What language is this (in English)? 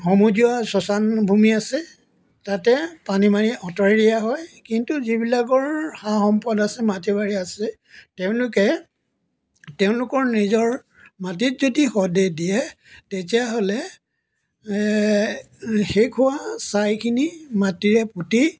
Assamese